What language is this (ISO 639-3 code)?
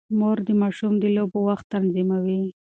pus